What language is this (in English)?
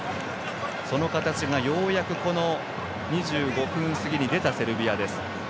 Japanese